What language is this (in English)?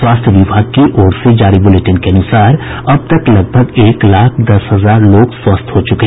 Hindi